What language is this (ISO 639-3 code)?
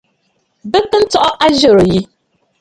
bfd